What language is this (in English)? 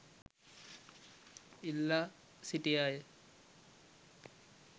Sinhala